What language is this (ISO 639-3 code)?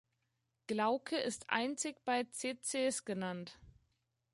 deu